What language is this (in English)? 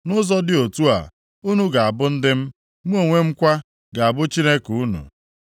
Igbo